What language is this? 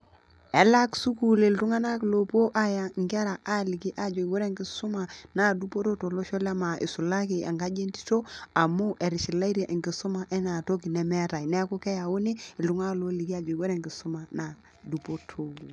Masai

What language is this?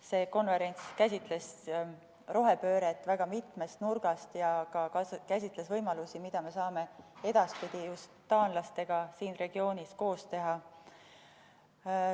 Estonian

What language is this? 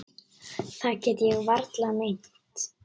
Icelandic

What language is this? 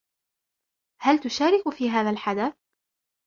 Arabic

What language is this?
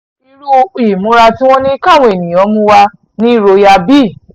Yoruba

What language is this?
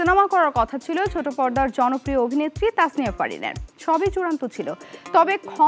Bangla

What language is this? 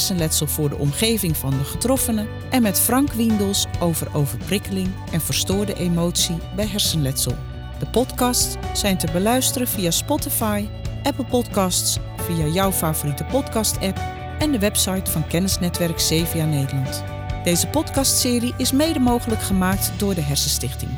Dutch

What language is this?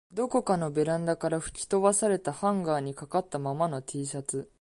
Japanese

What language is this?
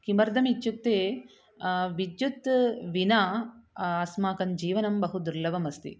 Sanskrit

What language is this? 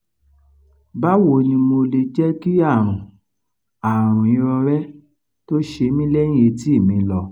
Yoruba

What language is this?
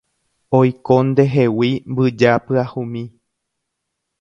Guarani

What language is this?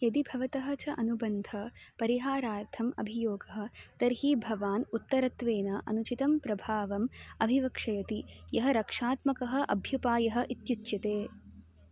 Sanskrit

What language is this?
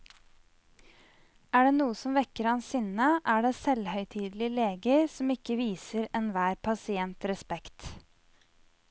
Norwegian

